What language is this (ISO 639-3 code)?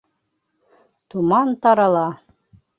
bak